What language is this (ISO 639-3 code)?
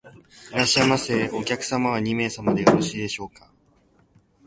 jpn